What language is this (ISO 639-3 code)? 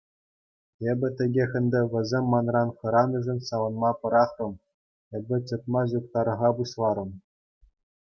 chv